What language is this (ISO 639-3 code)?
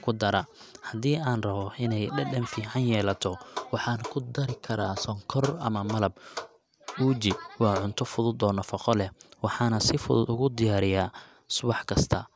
som